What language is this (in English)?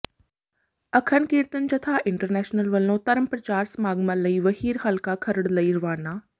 Punjabi